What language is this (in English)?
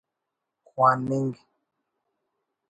Brahui